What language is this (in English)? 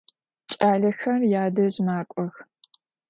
Adyghe